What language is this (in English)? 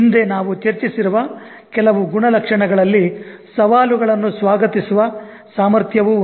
Kannada